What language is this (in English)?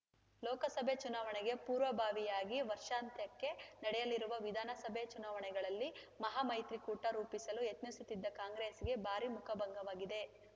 Kannada